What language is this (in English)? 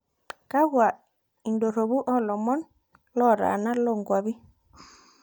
Masai